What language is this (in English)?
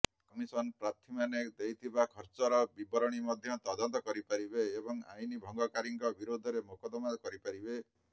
Odia